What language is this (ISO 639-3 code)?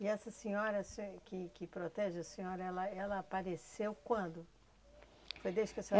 por